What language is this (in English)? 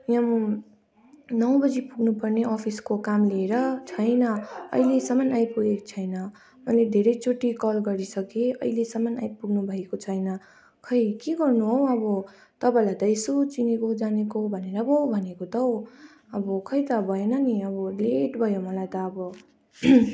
Nepali